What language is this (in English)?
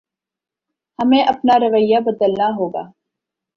Urdu